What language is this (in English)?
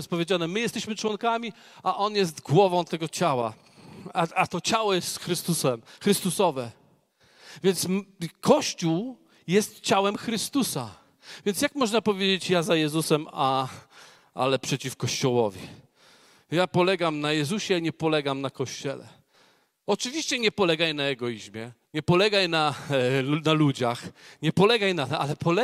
Polish